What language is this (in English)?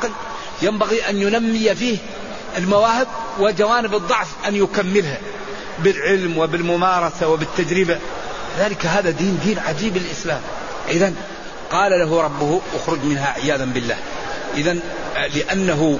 Arabic